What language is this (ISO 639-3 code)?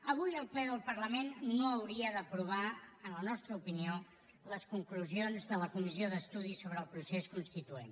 cat